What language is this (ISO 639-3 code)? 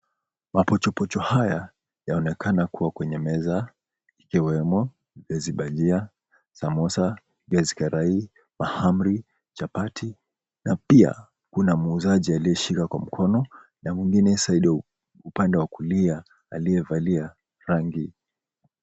swa